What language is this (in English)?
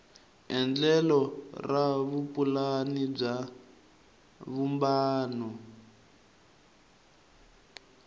Tsonga